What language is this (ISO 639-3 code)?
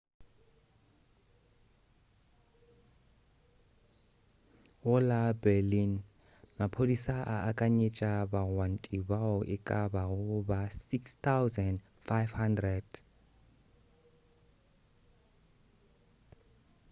nso